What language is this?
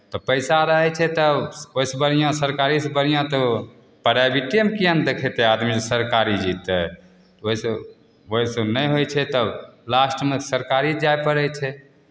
Maithili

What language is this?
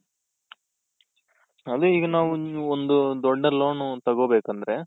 Kannada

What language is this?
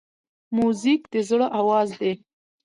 Pashto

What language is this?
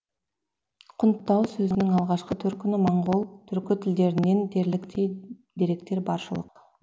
Kazakh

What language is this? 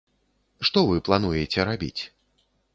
Belarusian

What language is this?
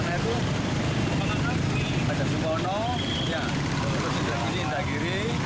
Indonesian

